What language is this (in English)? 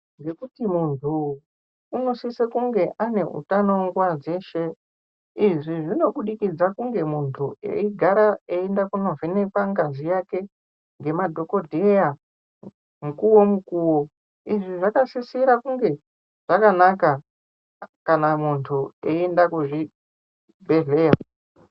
Ndau